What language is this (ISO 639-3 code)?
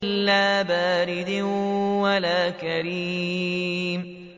ara